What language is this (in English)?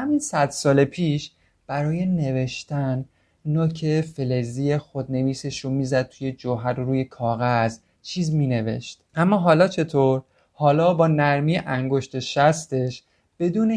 Persian